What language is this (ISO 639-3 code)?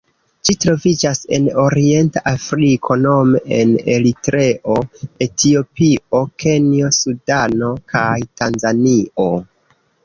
epo